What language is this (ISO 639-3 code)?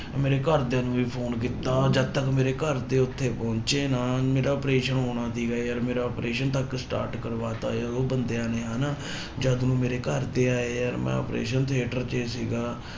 pan